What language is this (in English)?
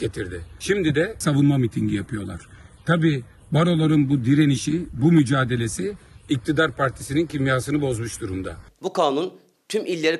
Turkish